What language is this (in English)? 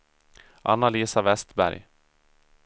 Swedish